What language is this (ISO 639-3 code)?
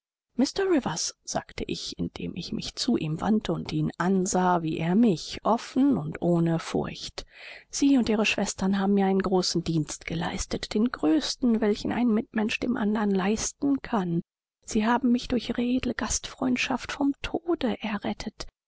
deu